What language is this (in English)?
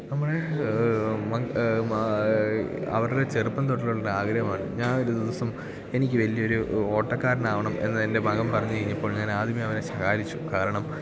Malayalam